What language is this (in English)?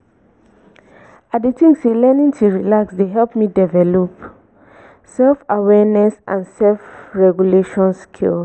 Nigerian Pidgin